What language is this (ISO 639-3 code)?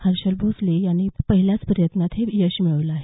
mar